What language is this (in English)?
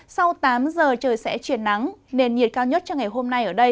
Vietnamese